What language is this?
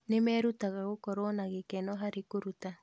Kikuyu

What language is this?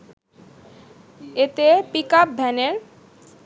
Bangla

